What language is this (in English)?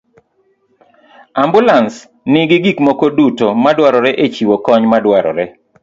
Luo (Kenya and Tanzania)